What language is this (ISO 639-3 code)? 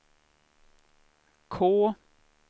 swe